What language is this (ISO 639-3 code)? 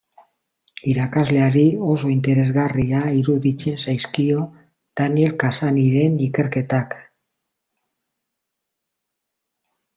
eus